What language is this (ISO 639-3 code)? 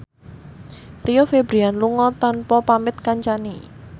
jav